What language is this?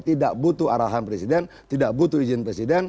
Indonesian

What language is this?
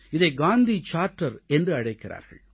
Tamil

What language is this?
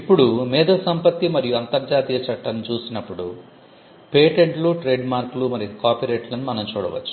Telugu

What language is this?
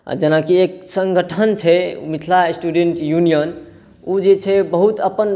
Maithili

